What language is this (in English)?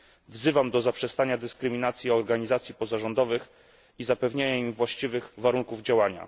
Polish